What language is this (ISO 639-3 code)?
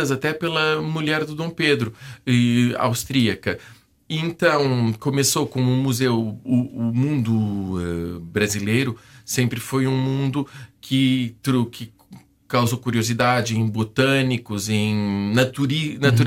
por